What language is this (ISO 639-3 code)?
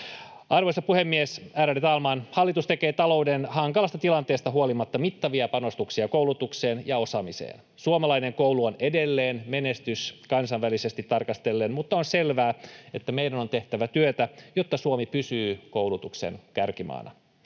fin